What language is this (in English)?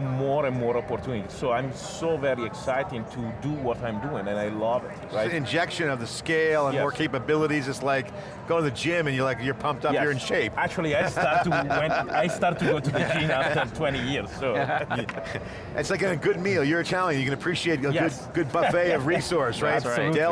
English